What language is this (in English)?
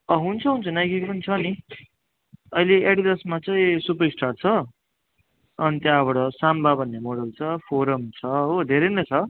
Nepali